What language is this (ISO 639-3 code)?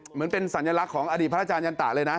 tha